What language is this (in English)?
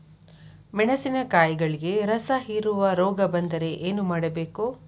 Kannada